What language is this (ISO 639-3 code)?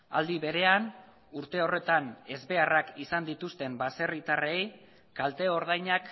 eus